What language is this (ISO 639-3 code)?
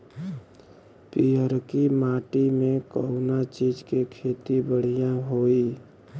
bho